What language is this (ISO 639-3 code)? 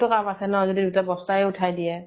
asm